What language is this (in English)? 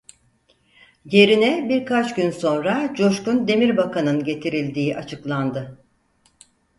Turkish